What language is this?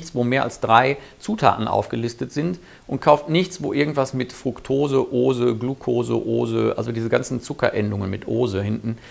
German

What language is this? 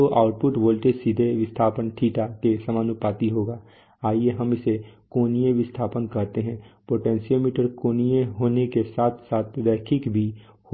Hindi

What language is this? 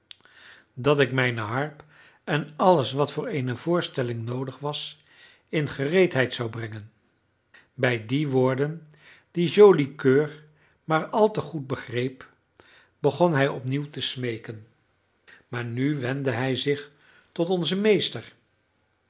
Dutch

